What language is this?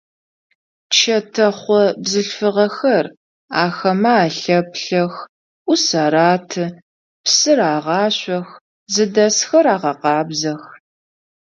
Adyghe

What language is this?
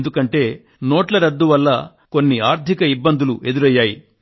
Telugu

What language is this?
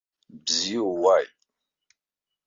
Abkhazian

